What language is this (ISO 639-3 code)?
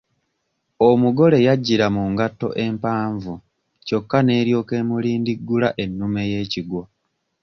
lug